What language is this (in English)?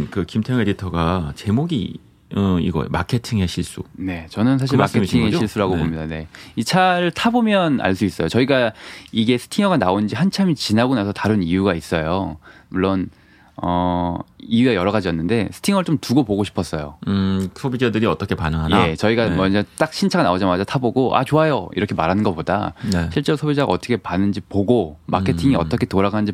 Korean